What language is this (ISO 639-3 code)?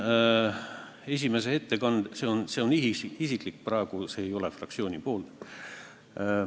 est